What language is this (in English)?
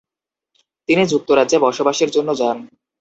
Bangla